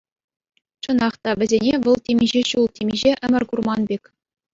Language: Chuvash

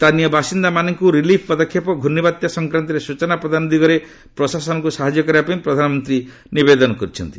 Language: Odia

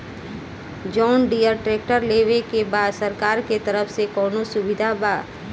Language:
Bhojpuri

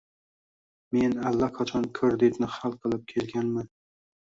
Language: Uzbek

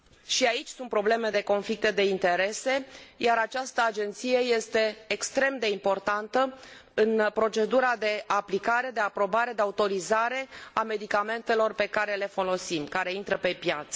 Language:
Romanian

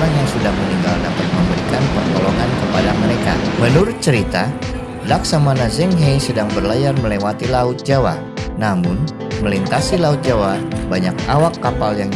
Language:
Indonesian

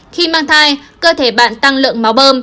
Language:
Vietnamese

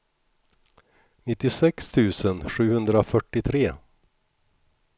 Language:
Swedish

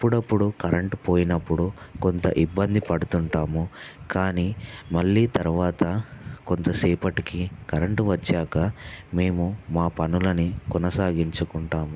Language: Telugu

